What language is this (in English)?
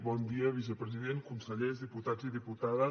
Catalan